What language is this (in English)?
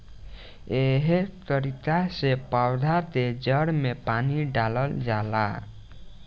Bhojpuri